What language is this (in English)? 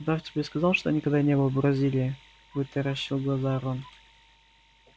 Russian